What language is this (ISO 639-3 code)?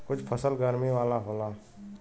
bho